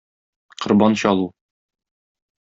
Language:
Tatar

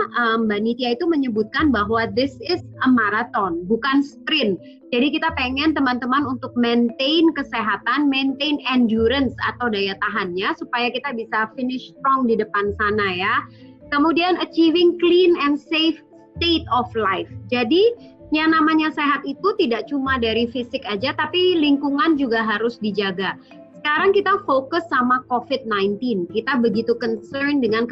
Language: Indonesian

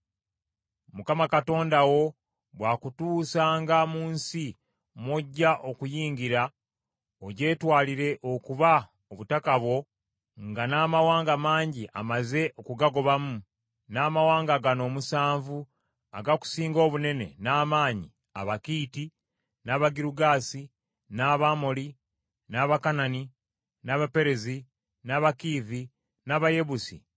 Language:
Ganda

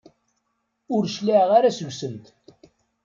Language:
Kabyle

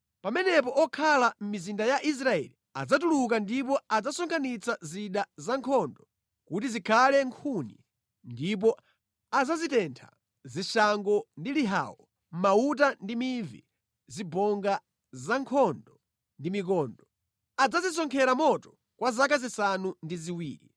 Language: Nyanja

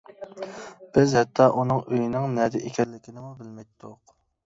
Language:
Uyghur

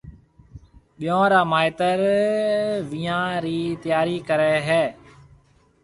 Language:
Marwari (Pakistan)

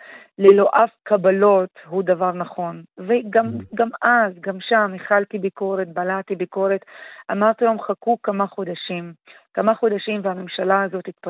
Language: Hebrew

